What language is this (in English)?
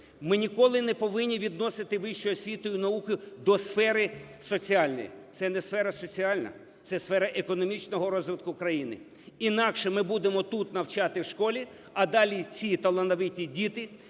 Ukrainian